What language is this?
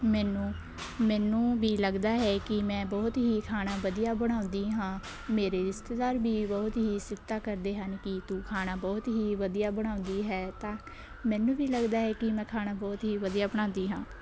Punjabi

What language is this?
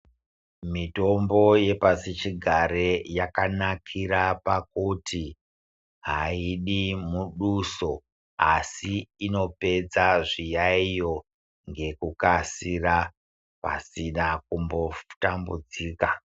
Ndau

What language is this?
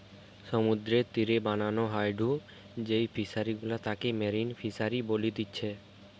Bangla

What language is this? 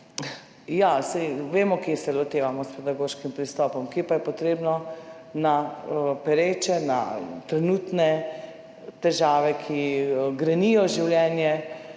Slovenian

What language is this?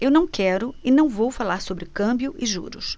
Portuguese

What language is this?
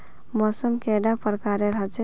Magahi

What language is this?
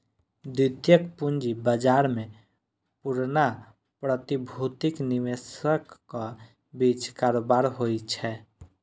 Maithili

